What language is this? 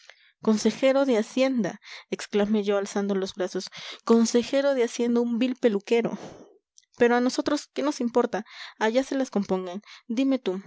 Spanish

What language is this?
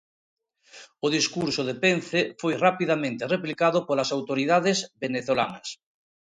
Galician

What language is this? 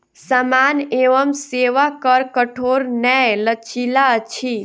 Maithili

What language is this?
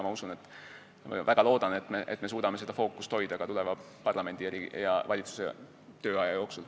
Estonian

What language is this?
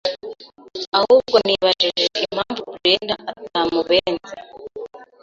Kinyarwanda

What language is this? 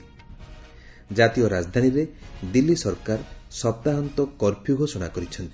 Odia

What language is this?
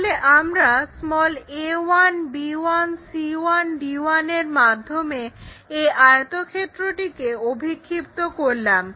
Bangla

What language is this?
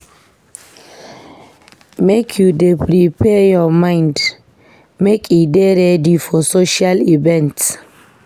Nigerian Pidgin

